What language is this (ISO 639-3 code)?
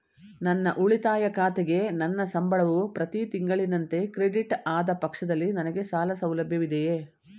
kan